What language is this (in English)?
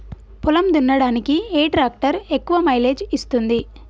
Telugu